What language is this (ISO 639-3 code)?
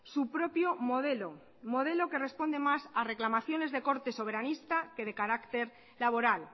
spa